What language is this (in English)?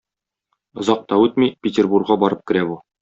Tatar